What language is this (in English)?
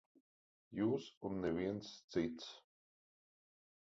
Latvian